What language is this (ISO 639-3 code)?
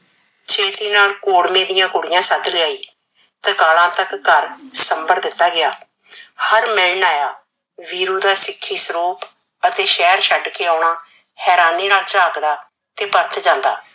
pan